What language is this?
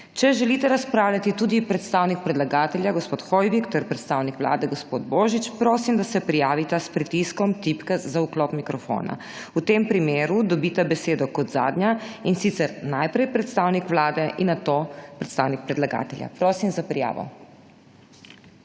Slovenian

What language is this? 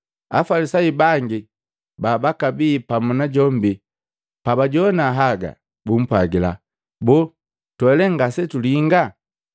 Matengo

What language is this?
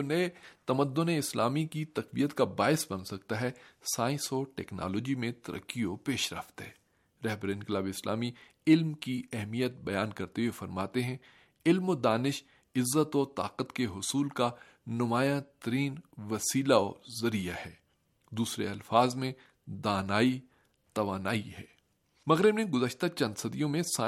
Urdu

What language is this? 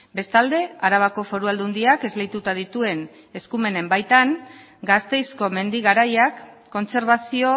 Basque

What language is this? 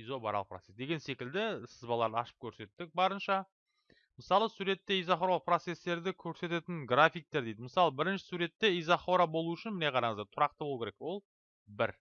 Turkish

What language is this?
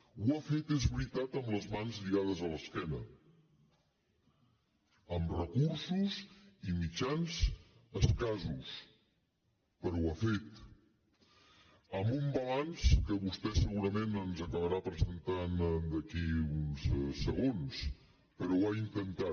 Catalan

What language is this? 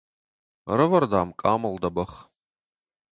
Ossetic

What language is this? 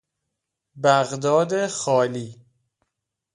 Persian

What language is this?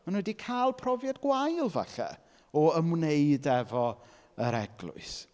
Welsh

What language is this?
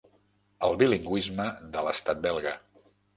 Catalan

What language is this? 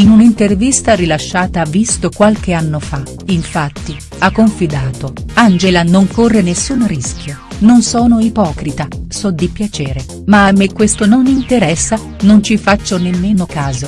Italian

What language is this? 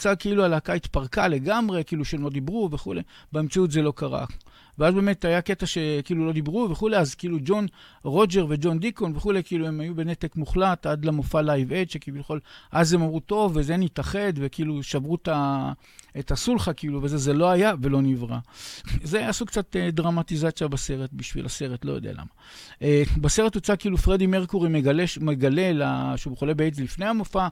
Hebrew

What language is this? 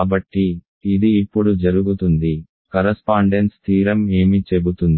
Telugu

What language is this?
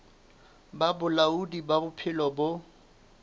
Southern Sotho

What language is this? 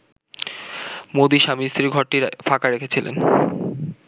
Bangla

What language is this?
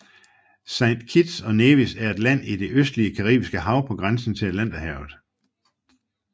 Danish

